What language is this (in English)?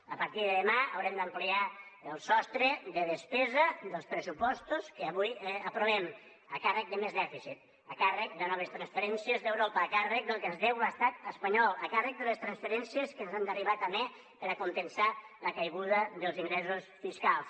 Catalan